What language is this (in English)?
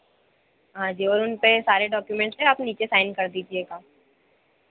Hindi